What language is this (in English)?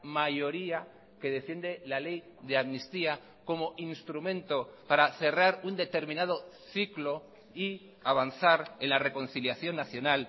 Spanish